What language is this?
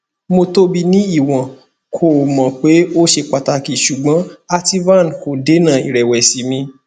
Yoruba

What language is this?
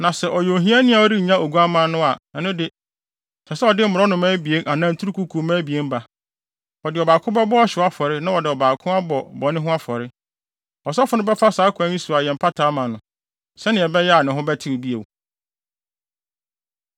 Akan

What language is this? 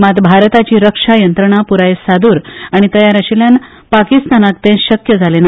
Konkani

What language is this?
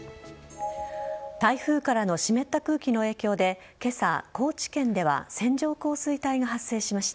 Japanese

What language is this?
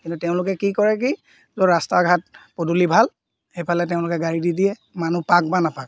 Assamese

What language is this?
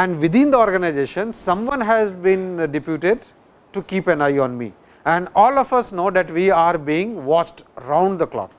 English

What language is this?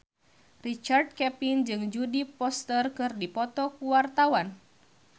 Sundanese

